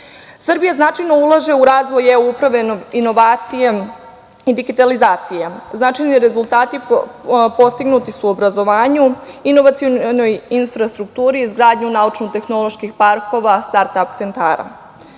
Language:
Serbian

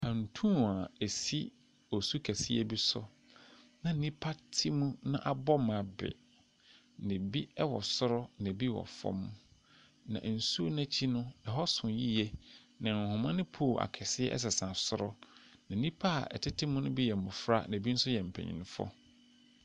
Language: Akan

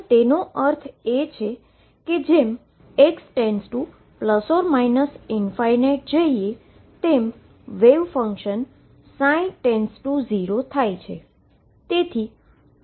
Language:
Gujarati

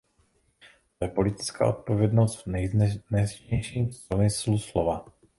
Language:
Czech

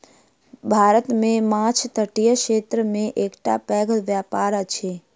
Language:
Maithili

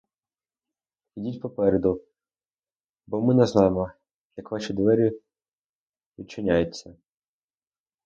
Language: Ukrainian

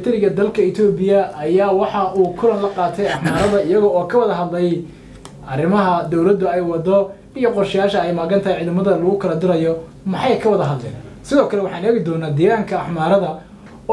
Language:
Arabic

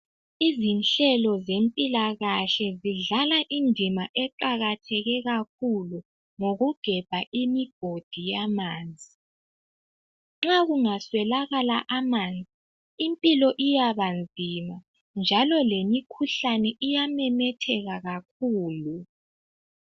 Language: North Ndebele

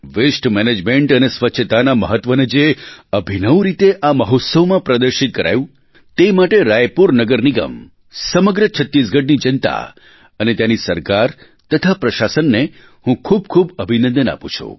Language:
Gujarati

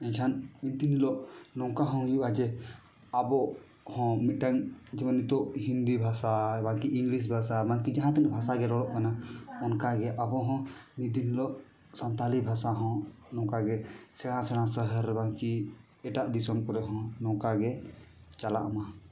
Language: Santali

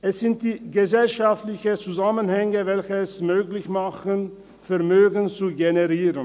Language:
Swiss German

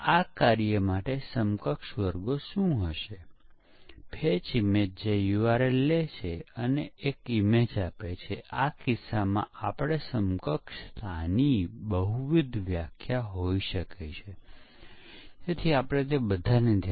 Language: Gujarati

